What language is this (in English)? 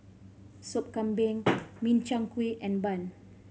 English